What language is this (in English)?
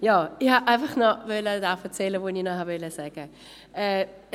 Swiss German